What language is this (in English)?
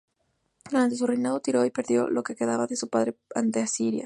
Spanish